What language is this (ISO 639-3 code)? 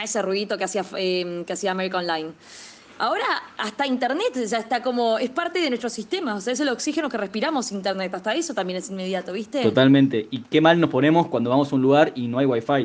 spa